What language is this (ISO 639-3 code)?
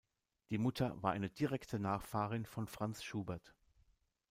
deu